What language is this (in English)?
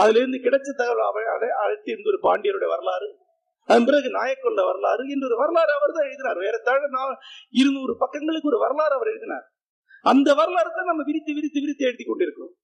Tamil